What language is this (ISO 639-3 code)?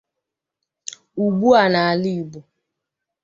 ibo